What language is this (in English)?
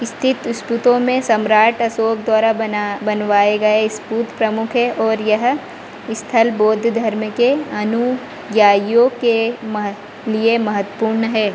Hindi